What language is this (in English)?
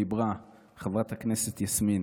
Hebrew